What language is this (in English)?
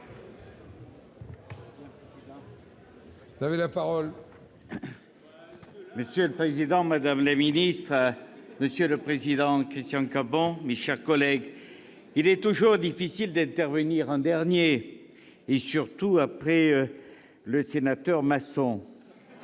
French